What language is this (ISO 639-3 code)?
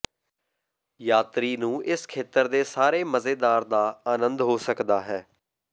pan